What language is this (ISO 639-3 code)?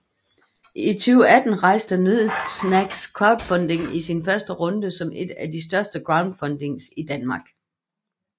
dan